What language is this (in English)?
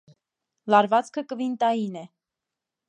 Armenian